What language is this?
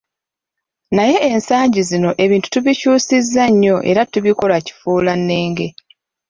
Ganda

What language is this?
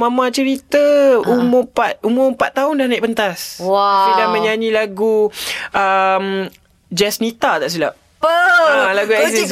Malay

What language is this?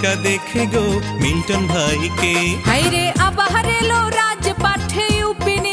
Hindi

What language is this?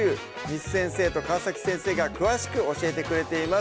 Japanese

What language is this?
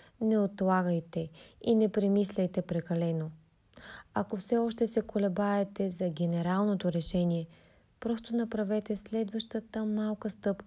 Bulgarian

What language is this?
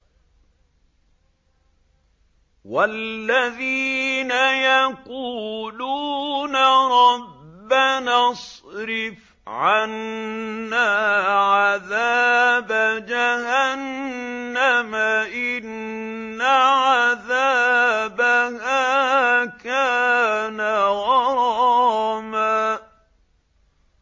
Arabic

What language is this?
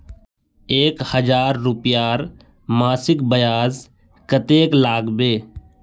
Magahi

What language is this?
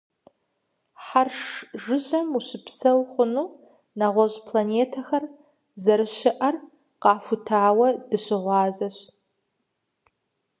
Kabardian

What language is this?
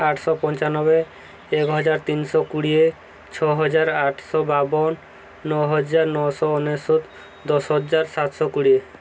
Odia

